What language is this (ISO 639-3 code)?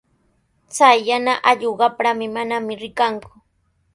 qws